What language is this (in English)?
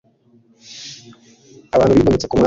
Kinyarwanda